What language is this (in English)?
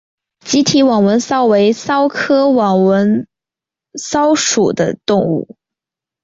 Chinese